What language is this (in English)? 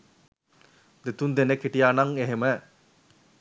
Sinhala